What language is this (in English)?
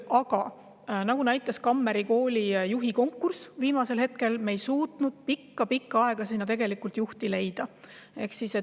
Estonian